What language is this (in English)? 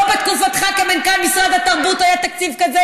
Hebrew